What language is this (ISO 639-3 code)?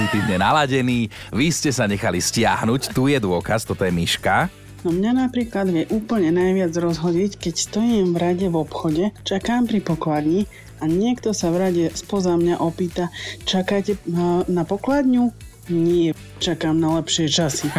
slk